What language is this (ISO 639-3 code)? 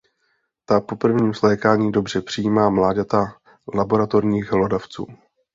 ces